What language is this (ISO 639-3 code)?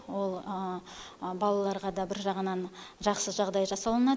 kaz